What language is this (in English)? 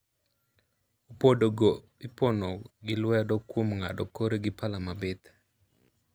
Luo (Kenya and Tanzania)